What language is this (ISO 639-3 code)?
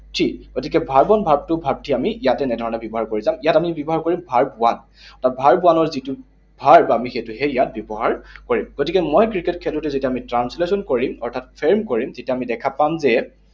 asm